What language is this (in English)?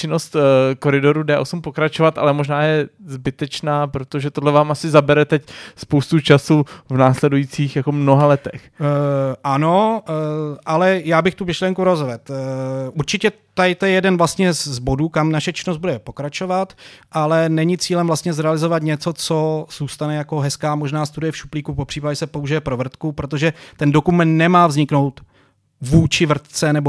Czech